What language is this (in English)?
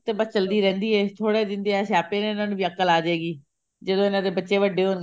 Punjabi